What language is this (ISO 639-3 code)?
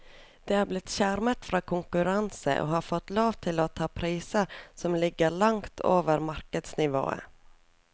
nor